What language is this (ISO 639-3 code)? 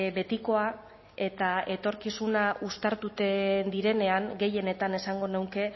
eus